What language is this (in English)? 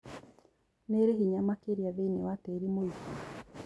Kikuyu